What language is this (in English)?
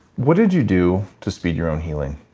English